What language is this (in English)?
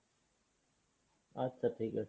Bangla